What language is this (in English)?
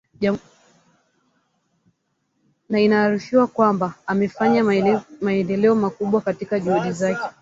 Swahili